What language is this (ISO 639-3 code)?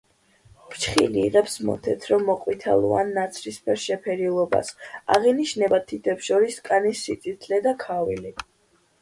kat